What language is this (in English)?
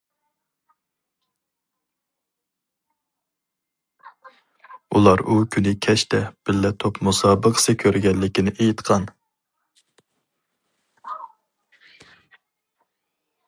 Uyghur